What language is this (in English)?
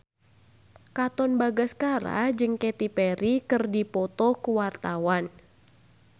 Sundanese